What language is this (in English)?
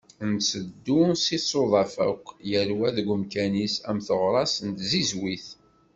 Kabyle